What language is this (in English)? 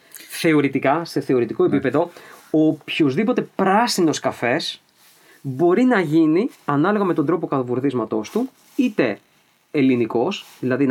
Greek